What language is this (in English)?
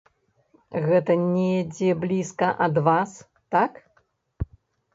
Belarusian